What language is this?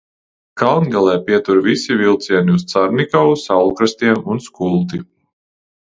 Latvian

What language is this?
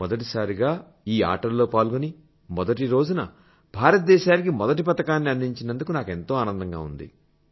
Telugu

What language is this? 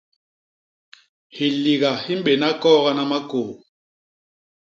Basaa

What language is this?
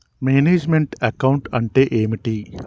Telugu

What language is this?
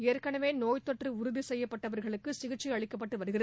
Tamil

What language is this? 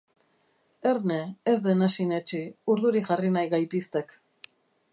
Basque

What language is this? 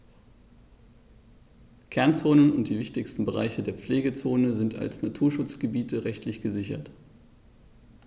German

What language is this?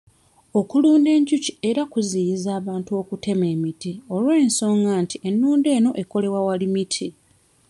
Ganda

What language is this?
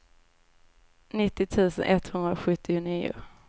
Swedish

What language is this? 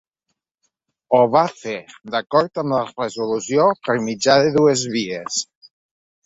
Catalan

